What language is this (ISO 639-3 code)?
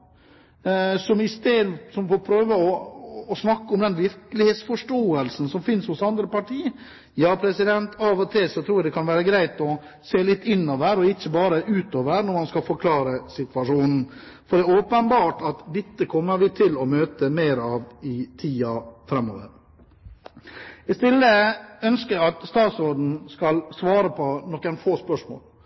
nob